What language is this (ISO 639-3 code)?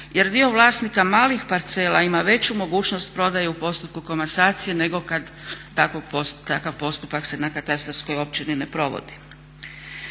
hrv